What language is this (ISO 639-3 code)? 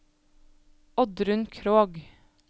nor